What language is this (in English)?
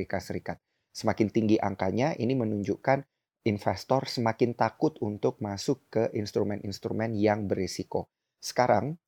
Indonesian